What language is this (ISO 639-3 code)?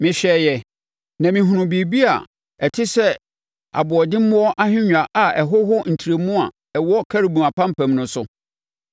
aka